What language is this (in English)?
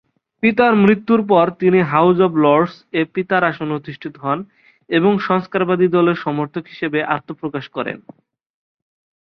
Bangla